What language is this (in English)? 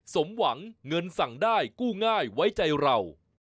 Thai